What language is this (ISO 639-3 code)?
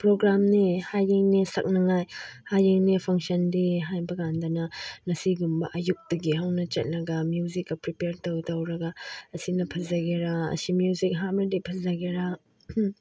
mni